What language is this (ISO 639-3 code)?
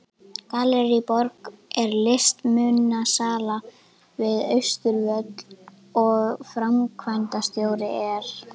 isl